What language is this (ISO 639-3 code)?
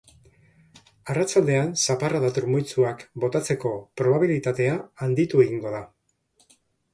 eus